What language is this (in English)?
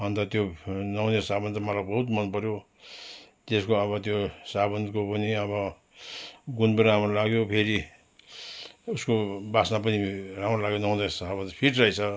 Nepali